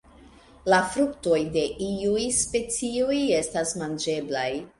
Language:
Esperanto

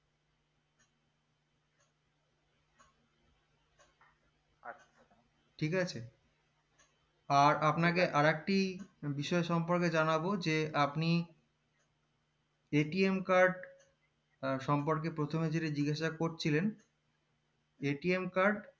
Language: Bangla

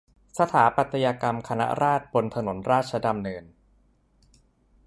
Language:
Thai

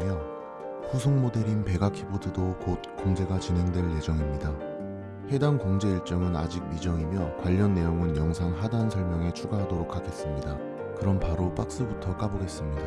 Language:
Korean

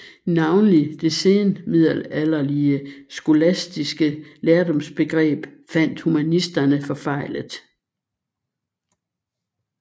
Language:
Danish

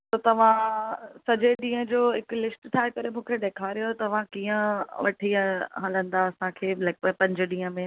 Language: Sindhi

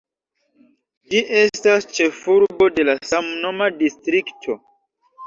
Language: Esperanto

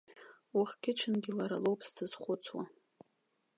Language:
Abkhazian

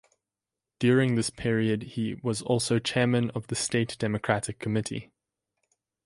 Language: English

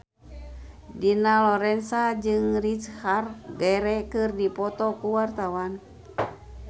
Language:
Sundanese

